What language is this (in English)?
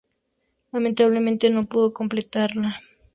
Spanish